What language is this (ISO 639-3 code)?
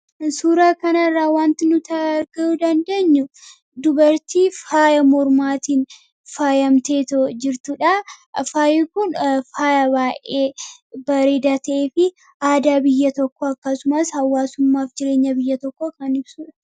orm